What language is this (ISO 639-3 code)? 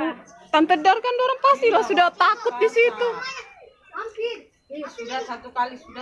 ind